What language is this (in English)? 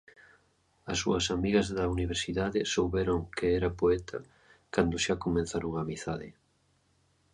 Galician